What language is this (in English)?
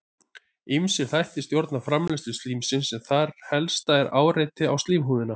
Icelandic